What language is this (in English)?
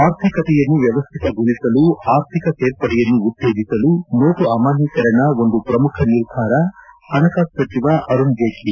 Kannada